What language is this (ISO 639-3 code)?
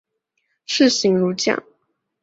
zho